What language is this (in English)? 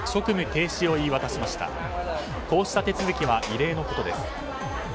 Japanese